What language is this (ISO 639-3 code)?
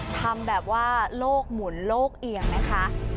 tha